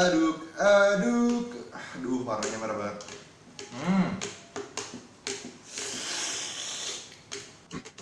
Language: Indonesian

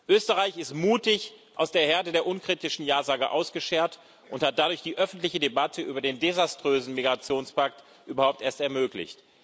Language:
German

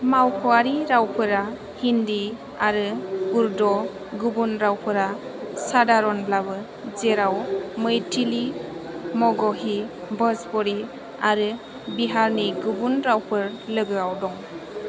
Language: Bodo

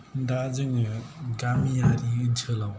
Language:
Bodo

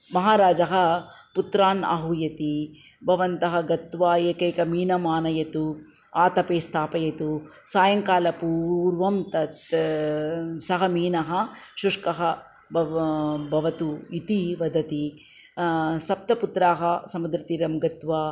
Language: Sanskrit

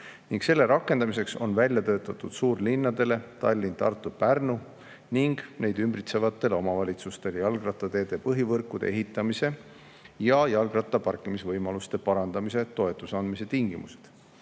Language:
Estonian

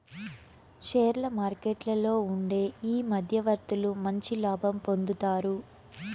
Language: Telugu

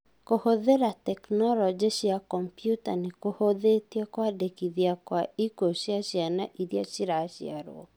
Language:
Kikuyu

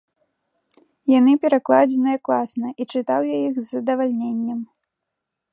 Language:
Belarusian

